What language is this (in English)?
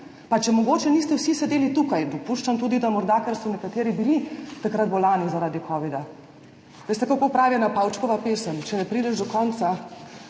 Slovenian